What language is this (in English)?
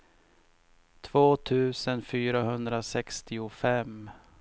Swedish